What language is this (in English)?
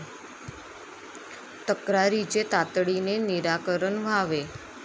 Marathi